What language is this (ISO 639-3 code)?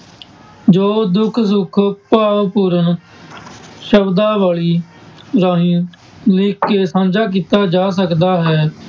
pan